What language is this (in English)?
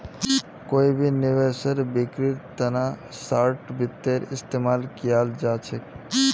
Magahi